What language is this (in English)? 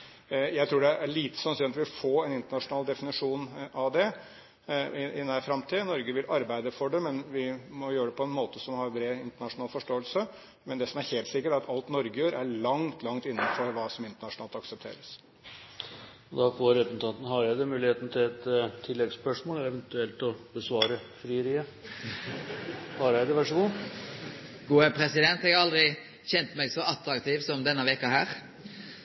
Norwegian